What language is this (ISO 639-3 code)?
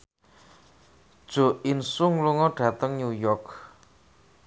jav